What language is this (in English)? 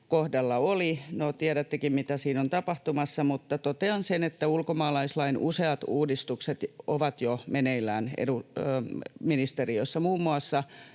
Finnish